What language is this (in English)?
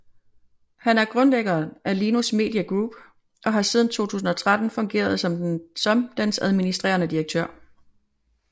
Danish